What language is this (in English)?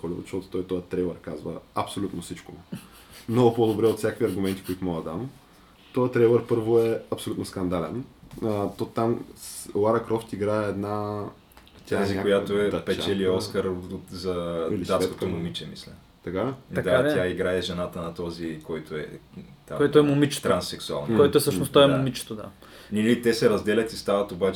Bulgarian